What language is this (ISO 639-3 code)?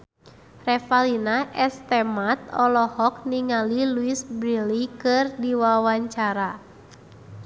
sun